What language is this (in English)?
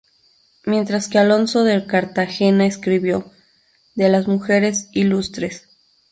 Spanish